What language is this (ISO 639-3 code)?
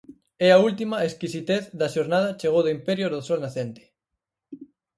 glg